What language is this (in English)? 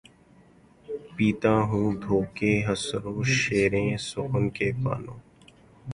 Urdu